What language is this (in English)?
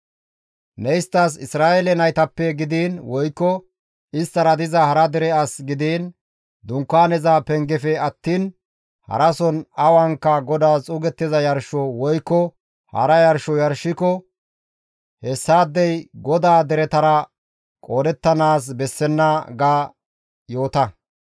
Gamo